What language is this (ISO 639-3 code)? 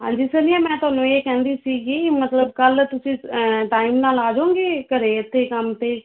pan